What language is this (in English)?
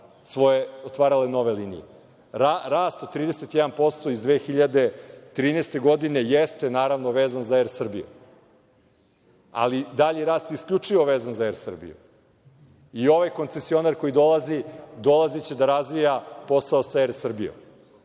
Serbian